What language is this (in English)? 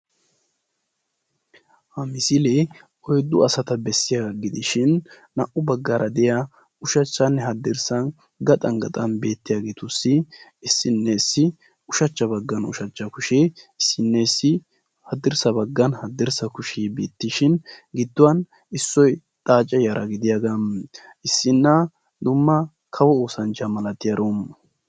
Wolaytta